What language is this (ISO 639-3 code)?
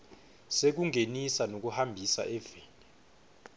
ssw